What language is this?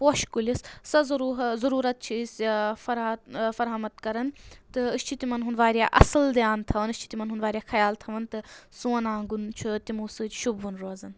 Kashmiri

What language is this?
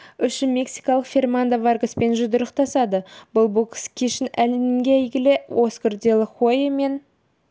Kazakh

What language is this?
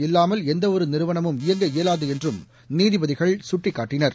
Tamil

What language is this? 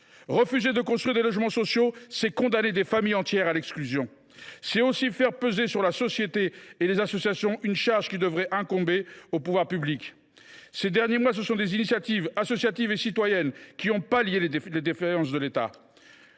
French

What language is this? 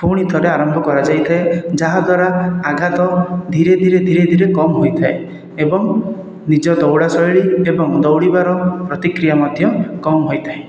Odia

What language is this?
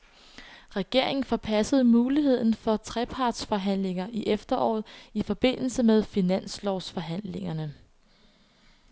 Danish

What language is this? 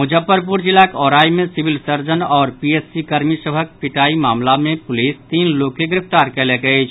Maithili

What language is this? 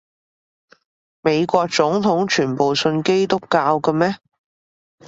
Cantonese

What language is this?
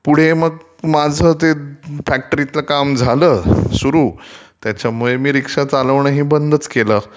Marathi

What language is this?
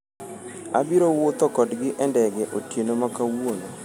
Luo (Kenya and Tanzania)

